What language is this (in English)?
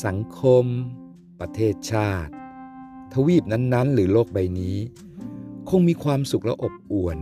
Thai